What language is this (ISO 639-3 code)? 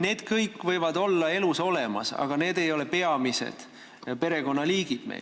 est